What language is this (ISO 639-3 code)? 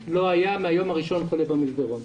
heb